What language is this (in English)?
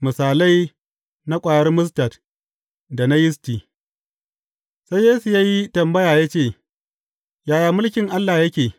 Hausa